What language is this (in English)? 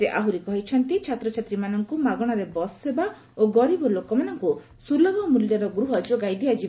Odia